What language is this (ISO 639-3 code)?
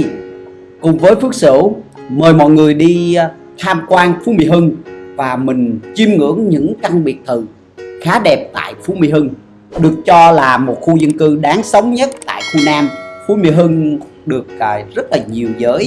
vie